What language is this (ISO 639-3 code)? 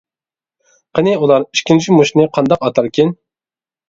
uig